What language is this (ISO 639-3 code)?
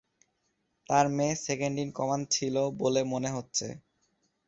ben